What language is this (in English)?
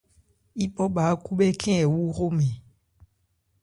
Ebrié